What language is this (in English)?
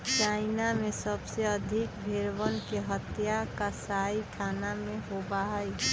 Magahi